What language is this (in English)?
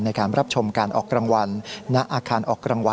Thai